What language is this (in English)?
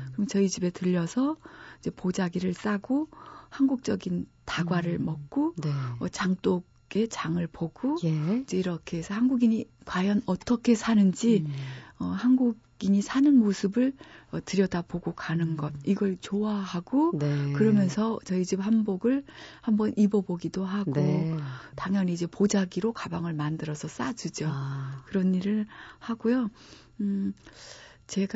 Korean